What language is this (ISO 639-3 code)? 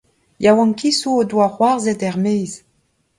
bre